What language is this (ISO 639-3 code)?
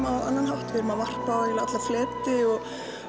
isl